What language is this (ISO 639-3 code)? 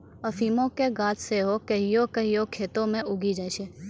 mai